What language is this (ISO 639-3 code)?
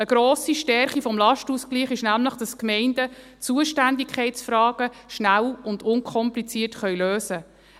gsw